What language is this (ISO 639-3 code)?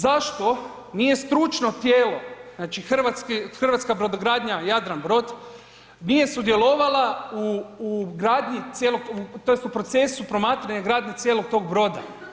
hrv